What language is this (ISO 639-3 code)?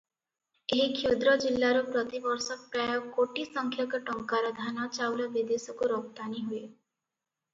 ori